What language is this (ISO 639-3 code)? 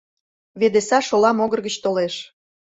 chm